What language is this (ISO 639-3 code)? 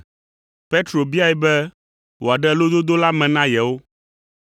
ewe